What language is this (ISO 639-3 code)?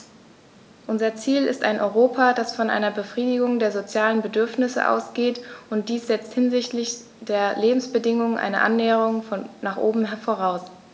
deu